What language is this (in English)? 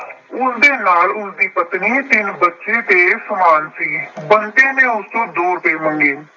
Punjabi